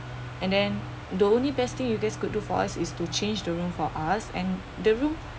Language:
English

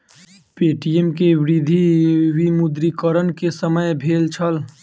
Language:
Maithili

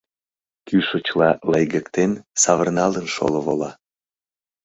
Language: Mari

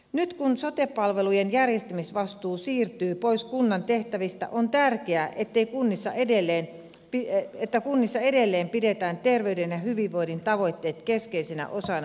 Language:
Finnish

